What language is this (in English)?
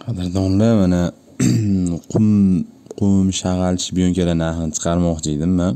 Turkish